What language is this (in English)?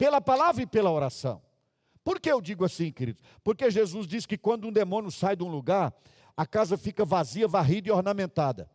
Portuguese